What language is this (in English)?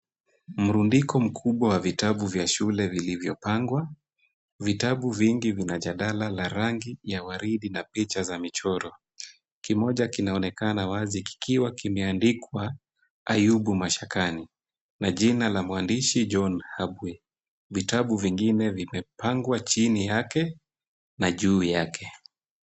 Swahili